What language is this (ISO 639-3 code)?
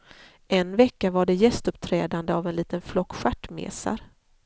swe